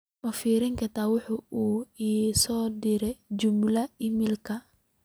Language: Somali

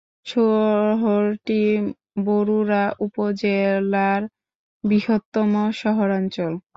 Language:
Bangla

